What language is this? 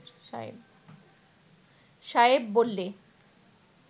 Bangla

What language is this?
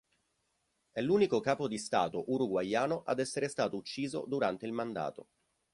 Italian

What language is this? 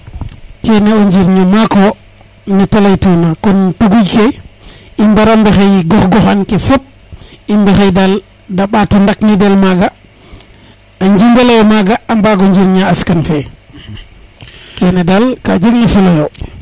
Serer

